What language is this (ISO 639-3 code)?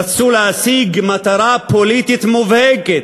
heb